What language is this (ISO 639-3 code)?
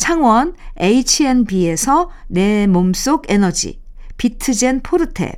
kor